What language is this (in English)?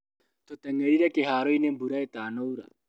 Kikuyu